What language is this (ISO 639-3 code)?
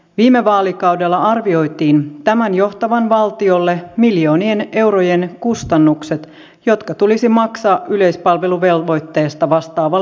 fin